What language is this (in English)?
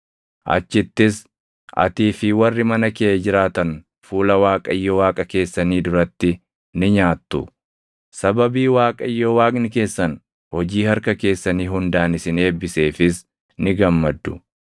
Oromo